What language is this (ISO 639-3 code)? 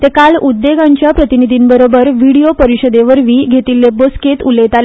kok